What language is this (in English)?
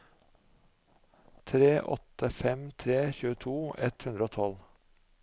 Norwegian